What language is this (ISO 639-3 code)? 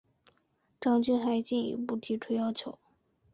zho